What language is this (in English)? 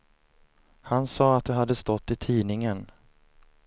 Swedish